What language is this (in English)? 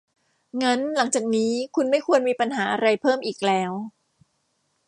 Thai